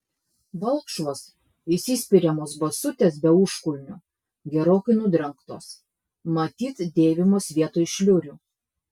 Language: Lithuanian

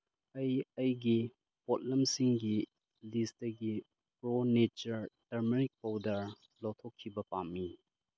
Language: Manipuri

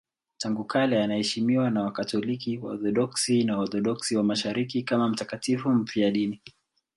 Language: Swahili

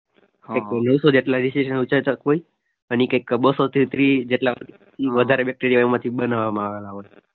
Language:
Gujarati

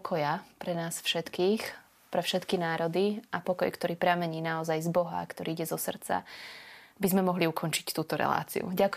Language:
Slovak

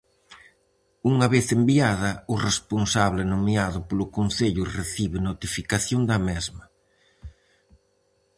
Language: Galician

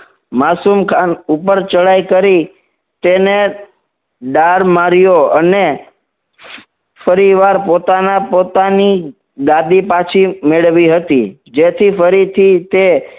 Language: Gujarati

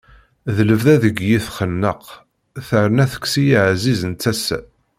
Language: Kabyle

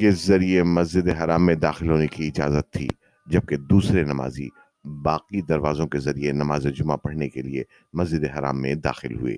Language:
Urdu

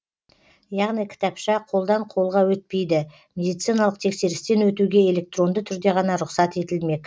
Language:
Kazakh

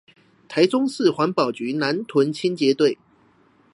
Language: Chinese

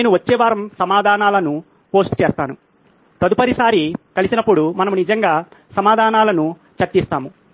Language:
Telugu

